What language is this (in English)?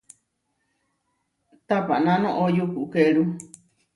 Huarijio